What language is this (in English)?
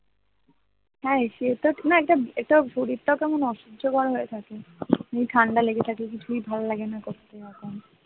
Bangla